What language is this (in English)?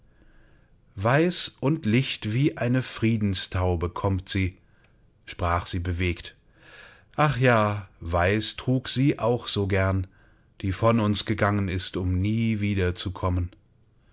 German